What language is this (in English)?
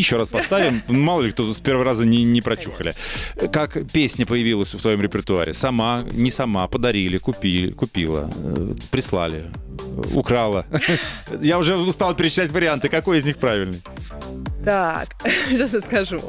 Russian